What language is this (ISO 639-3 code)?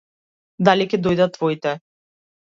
mkd